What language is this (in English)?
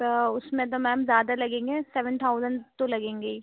Urdu